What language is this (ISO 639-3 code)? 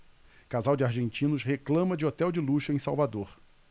por